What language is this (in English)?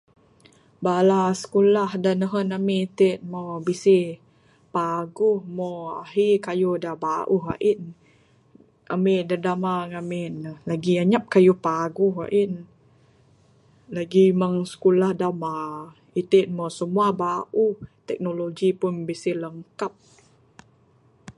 Bukar-Sadung Bidayuh